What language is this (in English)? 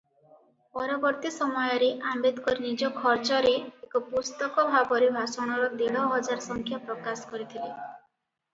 Odia